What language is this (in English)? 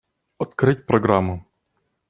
Russian